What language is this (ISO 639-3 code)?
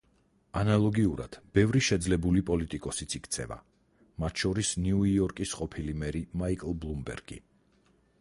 kat